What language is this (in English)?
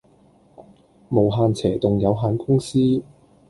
Cantonese